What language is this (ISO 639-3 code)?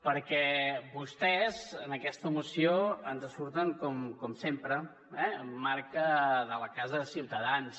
cat